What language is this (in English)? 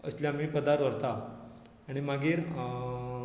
Konkani